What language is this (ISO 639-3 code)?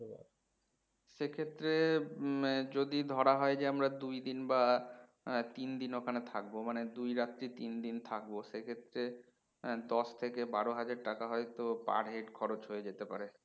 ben